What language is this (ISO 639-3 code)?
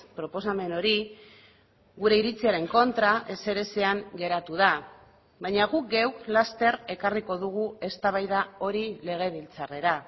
eus